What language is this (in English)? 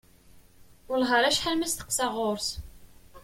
Kabyle